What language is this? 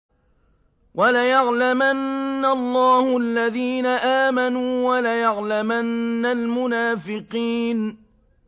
Arabic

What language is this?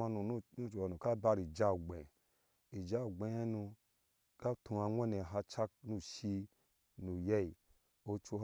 Ashe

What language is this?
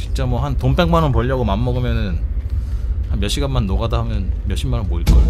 Korean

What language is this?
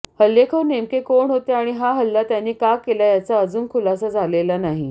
Marathi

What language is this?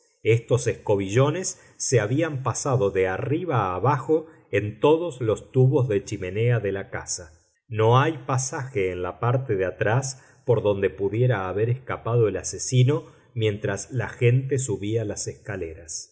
Spanish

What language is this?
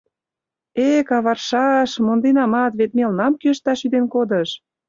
Mari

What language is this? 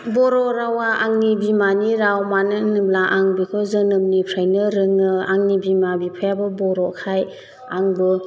Bodo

